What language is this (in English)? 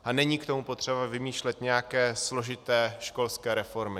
Czech